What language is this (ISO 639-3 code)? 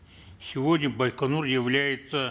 kaz